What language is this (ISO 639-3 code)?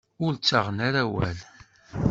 kab